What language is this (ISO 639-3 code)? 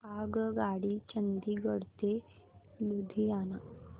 mar